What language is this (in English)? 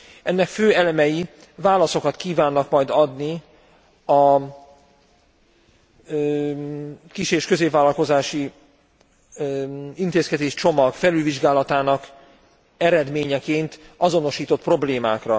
Hungarian